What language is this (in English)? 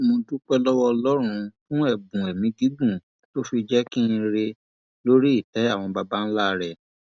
Yoruba